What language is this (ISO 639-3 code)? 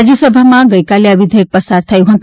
guj